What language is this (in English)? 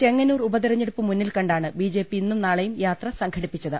Malayalam